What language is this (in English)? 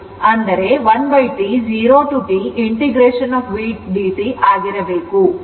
Kannada